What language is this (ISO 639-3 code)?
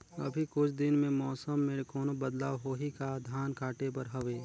hne